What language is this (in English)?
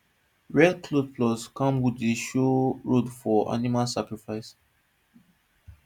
Nigerian Pidgin